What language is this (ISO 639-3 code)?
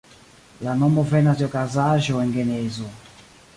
epo